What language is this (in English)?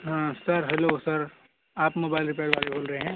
Urdu